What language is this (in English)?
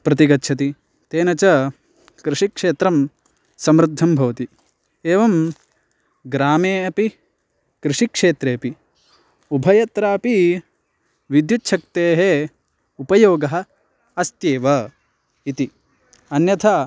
Sanskrit